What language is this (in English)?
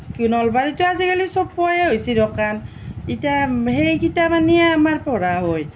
Assamese